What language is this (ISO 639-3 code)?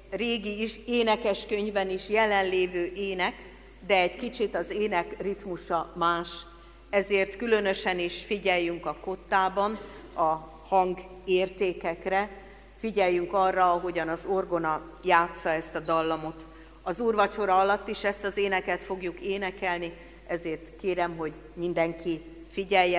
hun